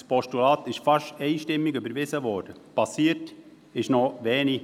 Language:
Swiss German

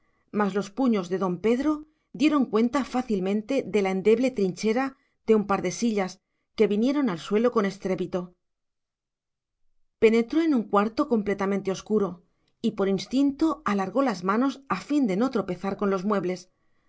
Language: Spanish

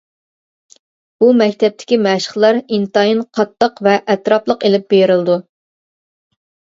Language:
Uyghur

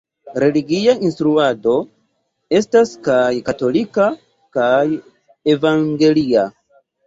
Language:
Esperanto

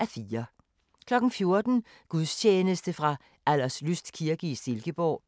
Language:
Danish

